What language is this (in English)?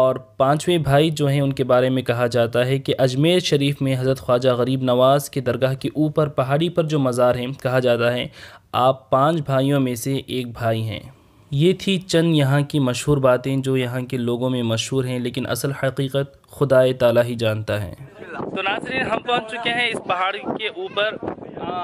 Hindi